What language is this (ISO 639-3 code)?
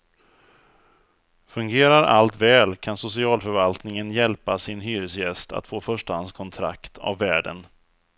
swe